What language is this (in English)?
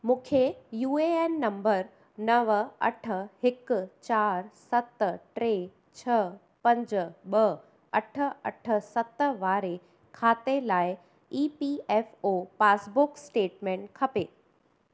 Sindhi